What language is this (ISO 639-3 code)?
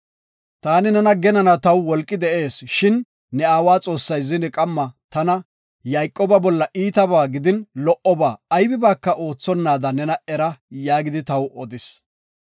gof